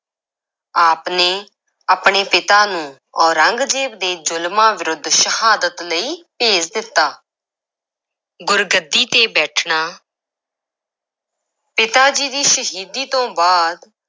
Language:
Punjabi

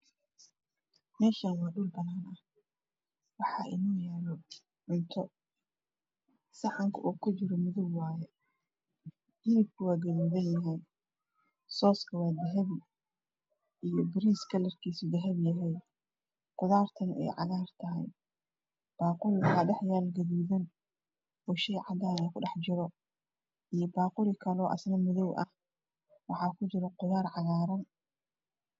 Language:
Somali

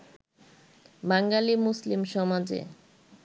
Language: Bangla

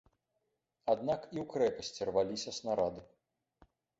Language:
Belarusian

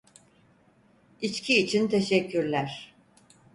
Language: Turkish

